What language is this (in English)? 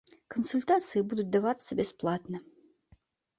Belarusian